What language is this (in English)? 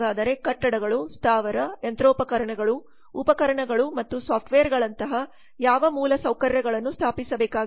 Kannada